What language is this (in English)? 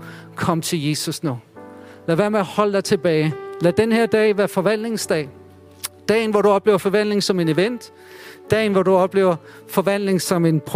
Danish